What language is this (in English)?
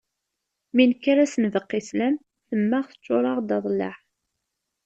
Kabyle